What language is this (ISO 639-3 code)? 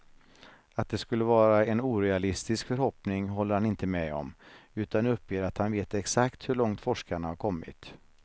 swe